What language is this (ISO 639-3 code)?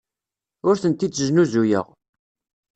kab